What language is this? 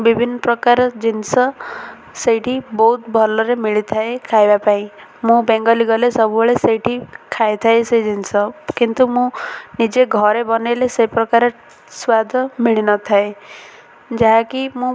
Odia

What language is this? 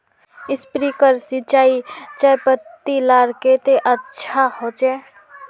Magahi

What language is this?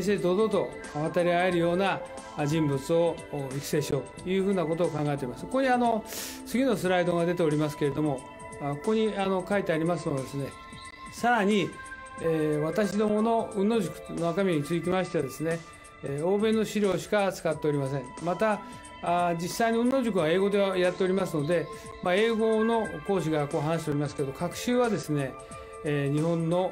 Japanese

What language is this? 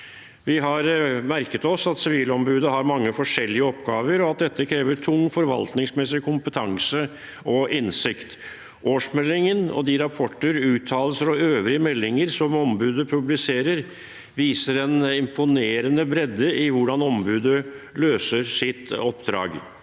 Norwegian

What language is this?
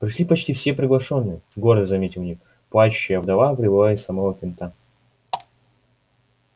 Russian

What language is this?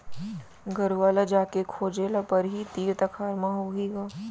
Chhattisgarhi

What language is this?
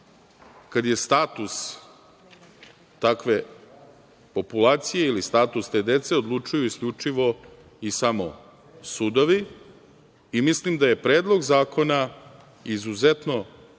Serbian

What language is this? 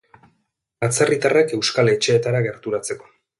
Basque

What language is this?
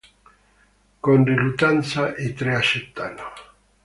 Italian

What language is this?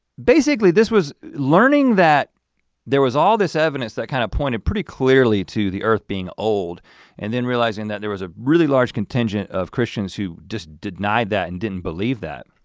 English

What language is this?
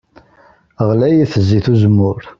Kabyle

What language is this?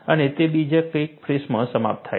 Gujarati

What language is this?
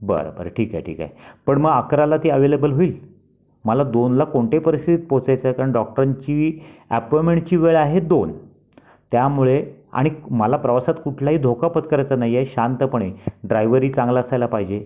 Marathi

